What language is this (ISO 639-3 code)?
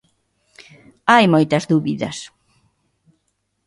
glg